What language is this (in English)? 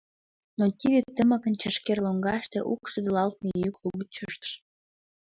Mari